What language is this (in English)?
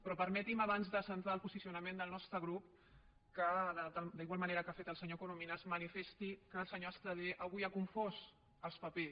Catalan